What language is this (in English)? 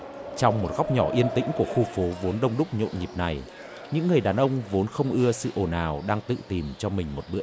Vietnamese